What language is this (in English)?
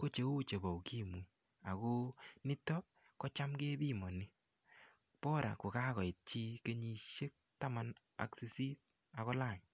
Kalenjin